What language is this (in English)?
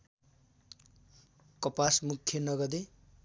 Nepali